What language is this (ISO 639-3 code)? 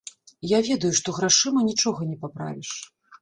bel